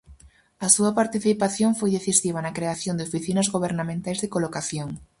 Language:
Galician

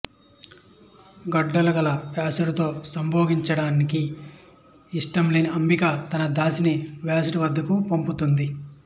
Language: Telugu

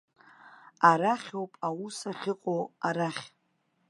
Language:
Abkhazian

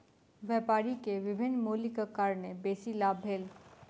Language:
Maithili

